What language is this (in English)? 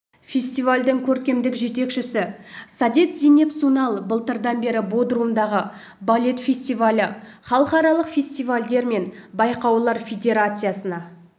Kazakh